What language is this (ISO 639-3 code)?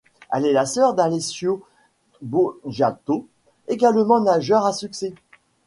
fra